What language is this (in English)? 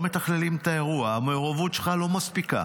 Hebrew